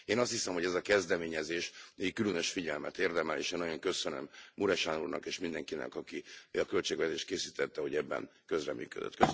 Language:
Hungarian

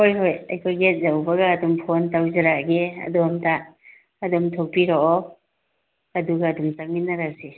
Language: Manipuri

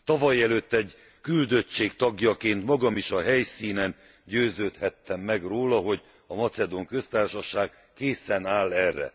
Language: Hungarian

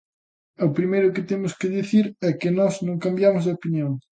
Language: Galician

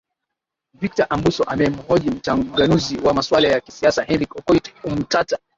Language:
Swahili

